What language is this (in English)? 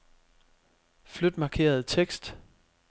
Danish